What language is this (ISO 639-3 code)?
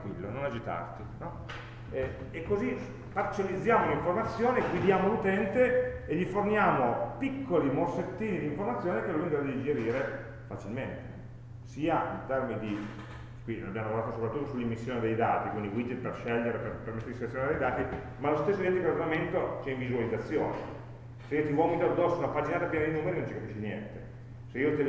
ita